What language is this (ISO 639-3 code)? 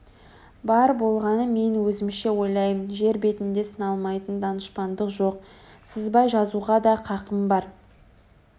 kaz